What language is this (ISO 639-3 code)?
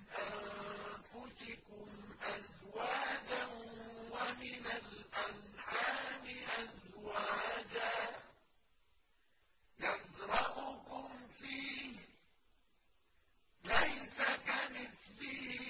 ara